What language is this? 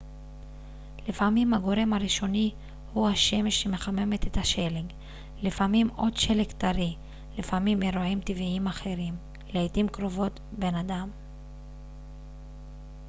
Hebrew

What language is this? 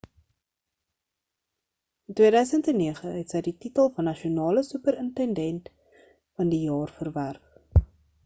Afrikaans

